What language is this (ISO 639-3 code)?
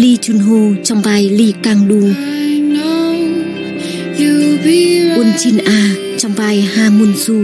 vie